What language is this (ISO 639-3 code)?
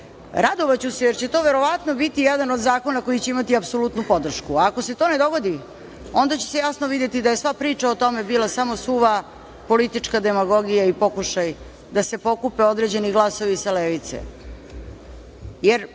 srp